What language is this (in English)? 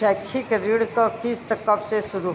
Bhojpuri